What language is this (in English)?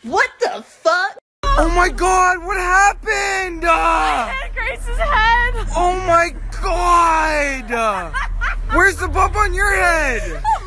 English